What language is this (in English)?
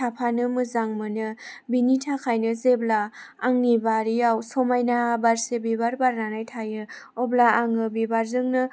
Bodo